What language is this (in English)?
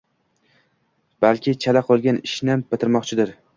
Uzbek